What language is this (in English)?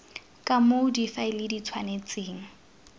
Tswana